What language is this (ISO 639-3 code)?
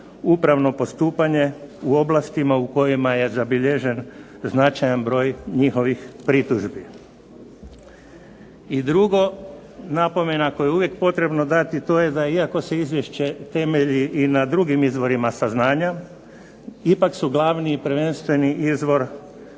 hrv